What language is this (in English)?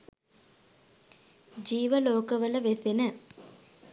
Sinhala